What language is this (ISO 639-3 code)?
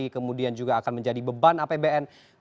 ind